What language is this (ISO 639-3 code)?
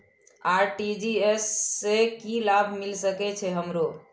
mai